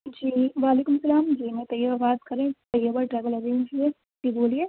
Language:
Urdu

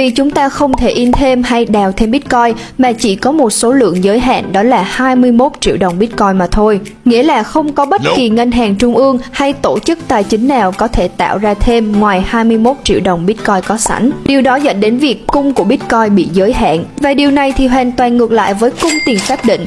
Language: Vietnamese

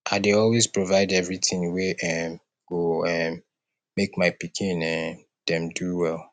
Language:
Nigerian Pidgin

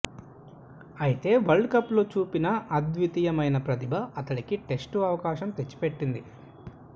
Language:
Telugu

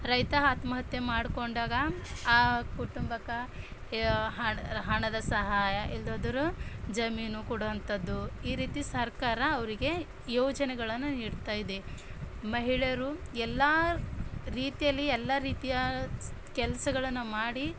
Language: Kannada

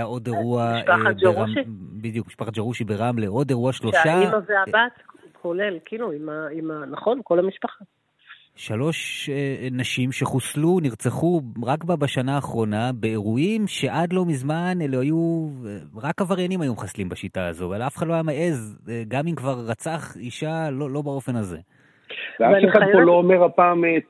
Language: Hebrew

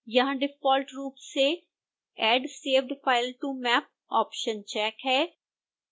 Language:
Hindi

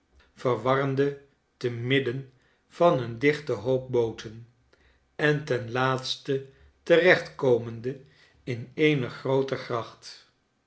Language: Dutch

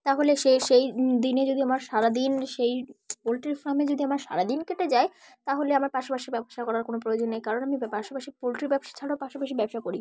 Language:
Bangla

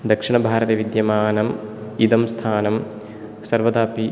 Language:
Sanskrit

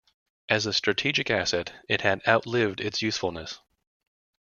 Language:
English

